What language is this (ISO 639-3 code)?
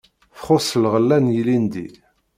kab